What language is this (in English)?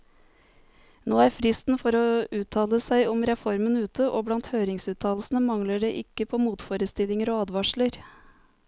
Norwegian